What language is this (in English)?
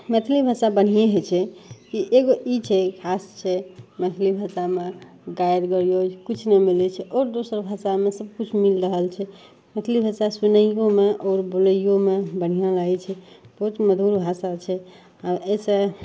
Maithili